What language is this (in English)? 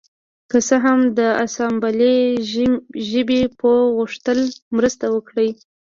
Pashto